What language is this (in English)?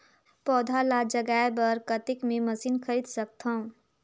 Chhattisgarhi